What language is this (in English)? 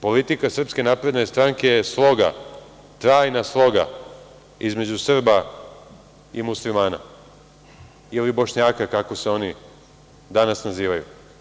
Serbian